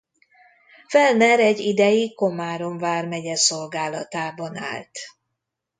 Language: Hungarian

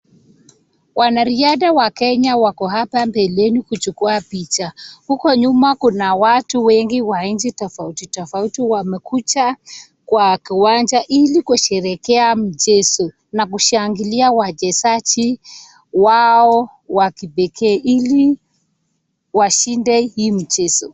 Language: Swahili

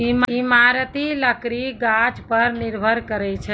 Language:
Maithili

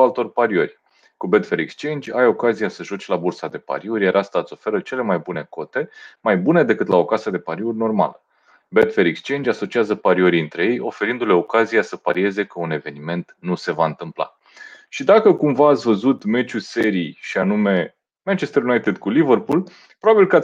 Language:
Romanian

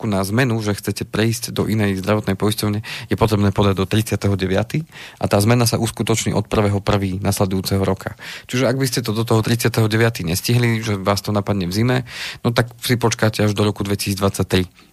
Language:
Slovak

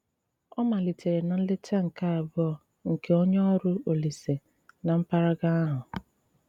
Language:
Igbo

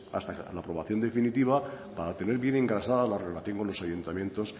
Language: Spanish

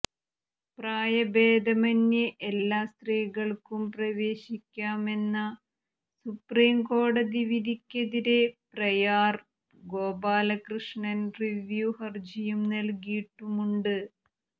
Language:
Malayalam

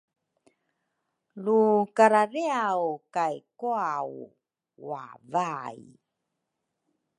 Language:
Rukai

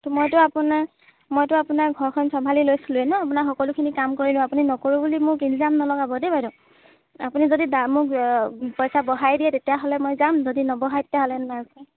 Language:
Assamese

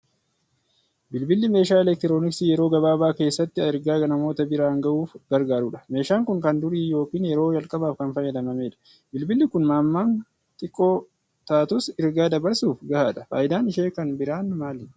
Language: Oromo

